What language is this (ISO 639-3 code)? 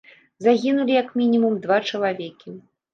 bel